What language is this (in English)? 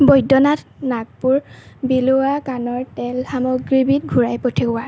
Assamese